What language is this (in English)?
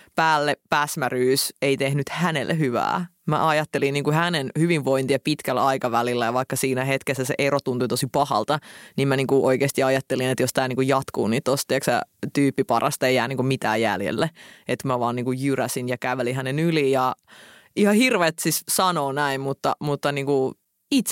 Finnish